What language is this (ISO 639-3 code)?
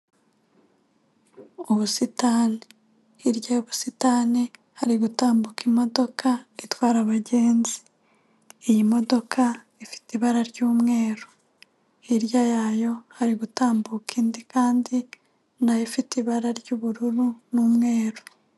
kin